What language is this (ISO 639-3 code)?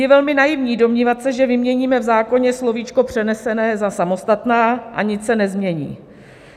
ces